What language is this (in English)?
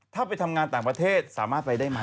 Thai